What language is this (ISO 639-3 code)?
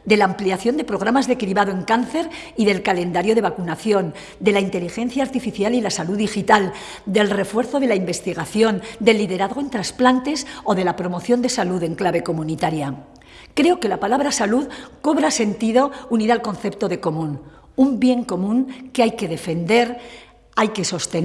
spa